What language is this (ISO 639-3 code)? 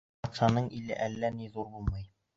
bak